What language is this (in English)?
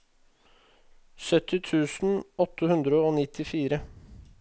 Norwegian